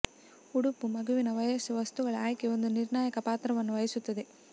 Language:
Kannada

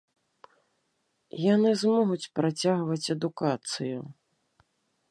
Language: Belarusian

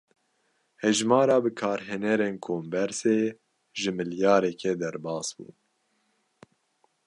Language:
Kurdish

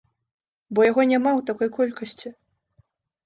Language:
Belarusian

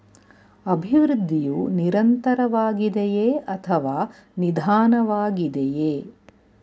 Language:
Kannada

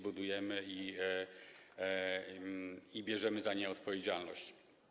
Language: Polish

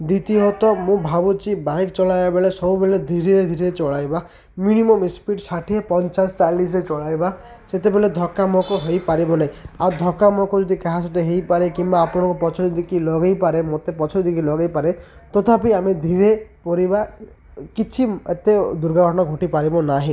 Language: Odia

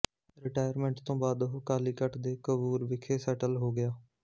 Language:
Punjabi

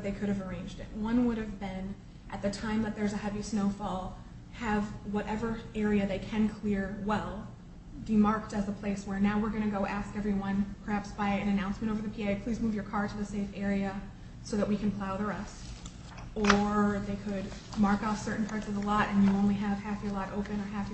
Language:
English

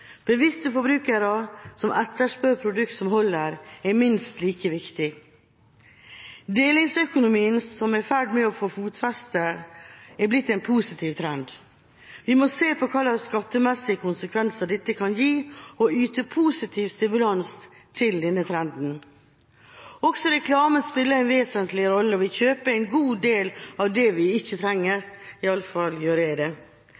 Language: Norwegian Bokmål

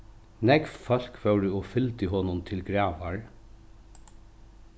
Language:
Faroese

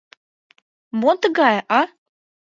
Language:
Mari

